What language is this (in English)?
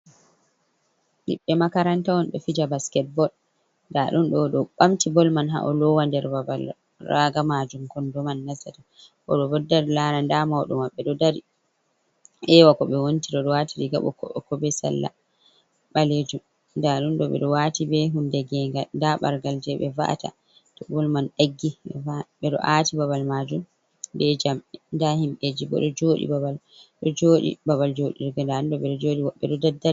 Fula